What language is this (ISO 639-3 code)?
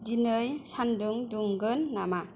brx